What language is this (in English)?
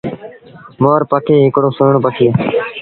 Sindhi Bhil